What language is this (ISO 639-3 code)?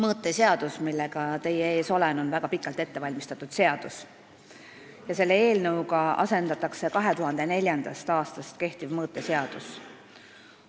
est